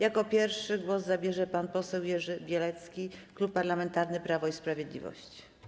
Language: Polish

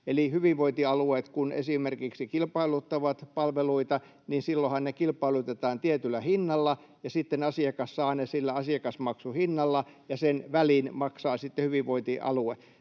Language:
Finnish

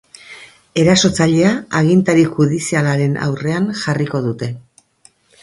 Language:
Basque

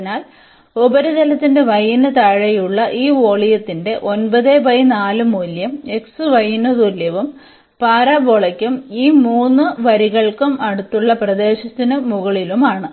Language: Malayalam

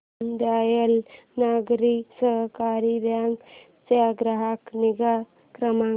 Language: Marathi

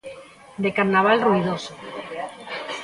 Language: Galician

